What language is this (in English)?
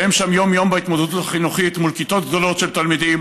Hebrew